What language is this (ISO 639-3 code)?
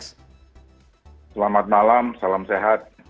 ind